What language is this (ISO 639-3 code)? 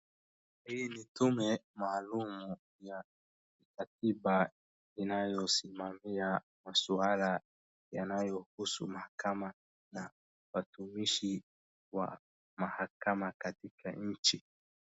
swa